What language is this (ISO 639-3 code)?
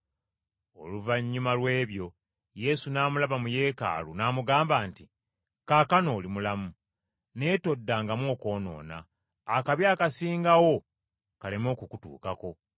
lug